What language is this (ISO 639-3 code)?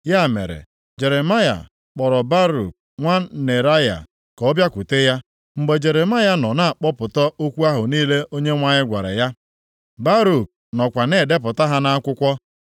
ibo